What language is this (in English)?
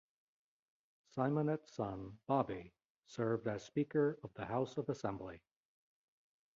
English